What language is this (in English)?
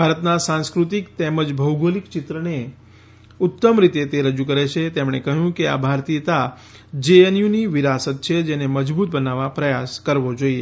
Gujarati